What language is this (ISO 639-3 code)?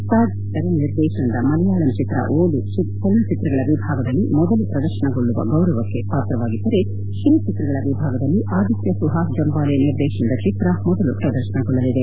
kan